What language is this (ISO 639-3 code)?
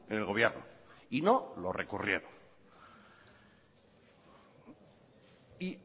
spa